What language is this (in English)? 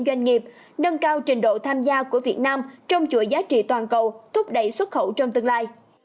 Vietnamese